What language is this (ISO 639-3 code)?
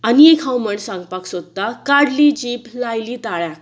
kok